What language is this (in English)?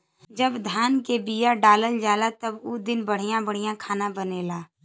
Bhojpuri